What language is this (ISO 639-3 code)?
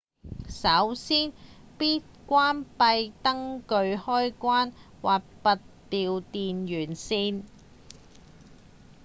yue